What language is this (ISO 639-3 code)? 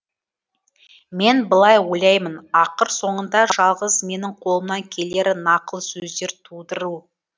kaz